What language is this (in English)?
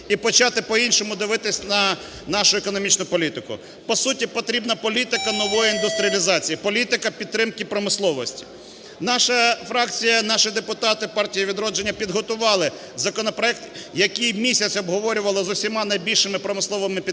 Ukrainian